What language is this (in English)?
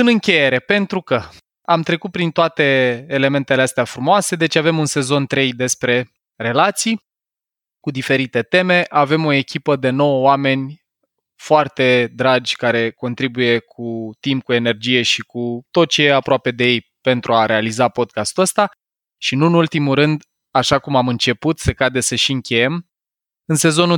Romanian